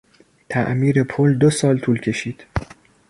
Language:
Persian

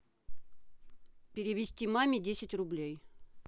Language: Russian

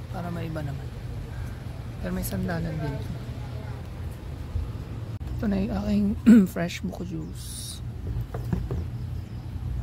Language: Filipino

